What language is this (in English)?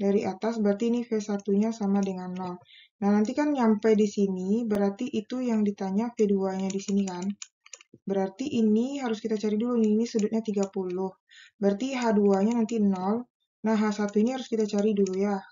Indonesian